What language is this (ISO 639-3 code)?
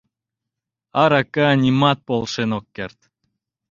chm